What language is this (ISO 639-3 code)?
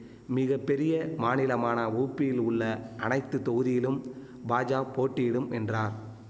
tam